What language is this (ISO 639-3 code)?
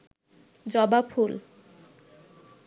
ben